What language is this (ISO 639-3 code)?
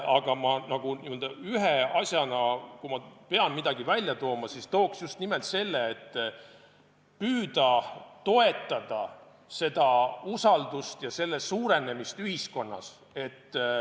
est